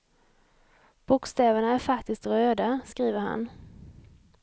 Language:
Swedish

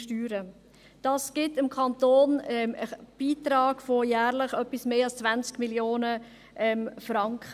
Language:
Swiss German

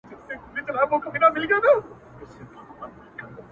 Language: Pashto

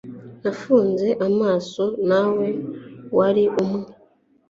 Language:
Kinyarwanda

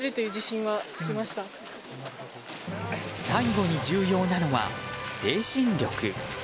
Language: Japanese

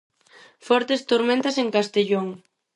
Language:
Galician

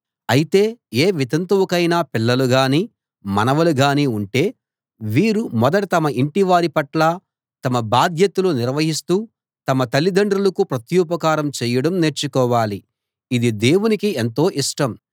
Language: Telugu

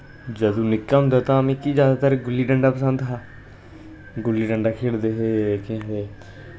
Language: Dogri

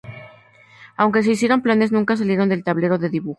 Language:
Spanish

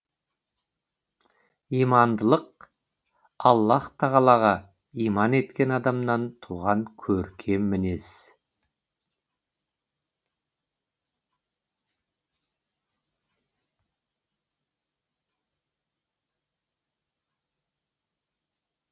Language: Kazakh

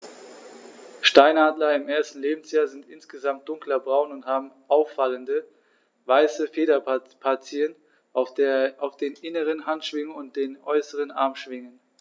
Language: German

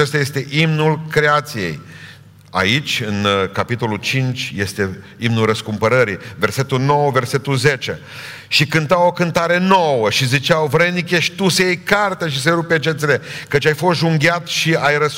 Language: Romanian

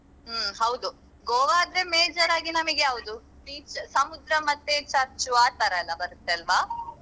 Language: Kannada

